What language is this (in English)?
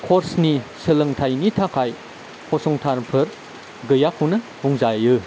Bodo